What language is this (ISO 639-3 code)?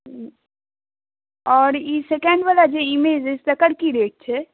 mai